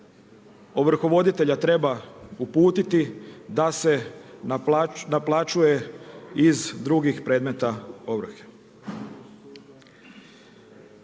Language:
Croatian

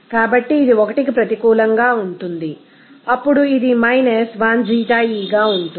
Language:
Telugu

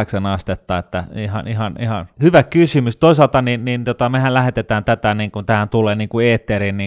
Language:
Finnish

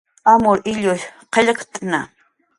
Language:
Jaqaru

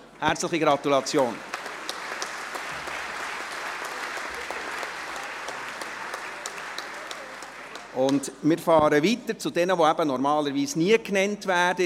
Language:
Swiss German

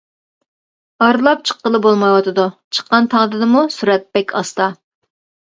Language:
Uyghur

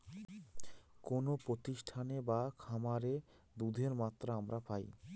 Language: Bangla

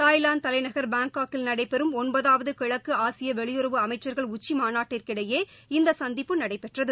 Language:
Tamil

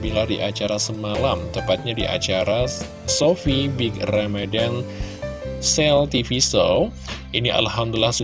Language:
Indonesian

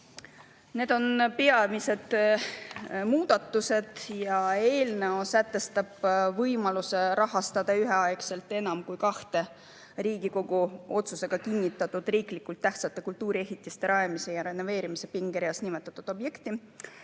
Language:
Estonian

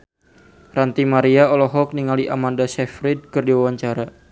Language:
Sundanese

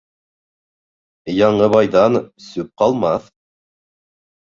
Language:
Bashkir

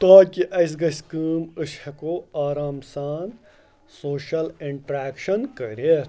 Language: Kashmiri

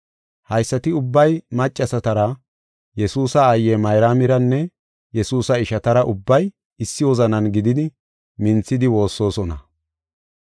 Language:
Gofa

